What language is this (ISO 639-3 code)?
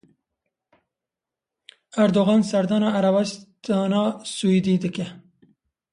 kur